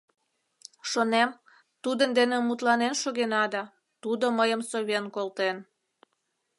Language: Mari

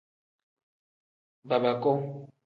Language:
Tem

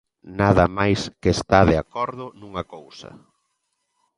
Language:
Galician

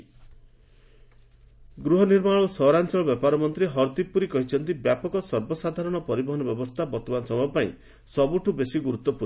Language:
Odia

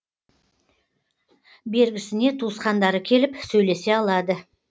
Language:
Kazakh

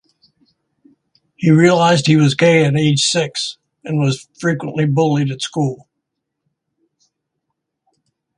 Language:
English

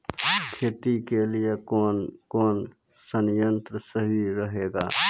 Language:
Maithili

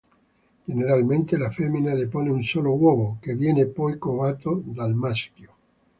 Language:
Italian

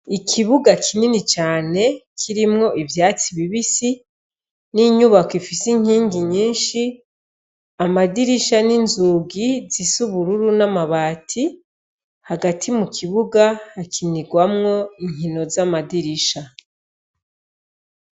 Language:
Rundi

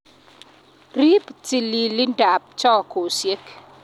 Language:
Kalenjin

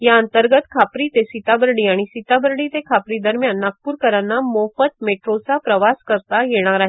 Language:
Marathi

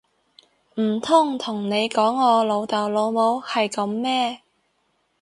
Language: Cantonese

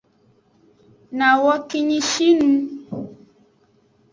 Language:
Aja (Benin)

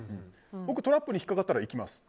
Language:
Japanese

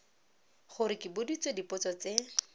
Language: Tswana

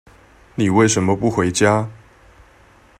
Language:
Chinese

